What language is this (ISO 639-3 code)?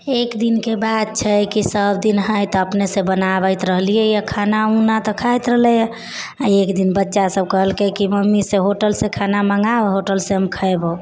mai